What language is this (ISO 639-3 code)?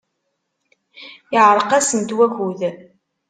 kab